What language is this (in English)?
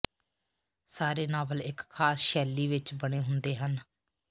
Punjabi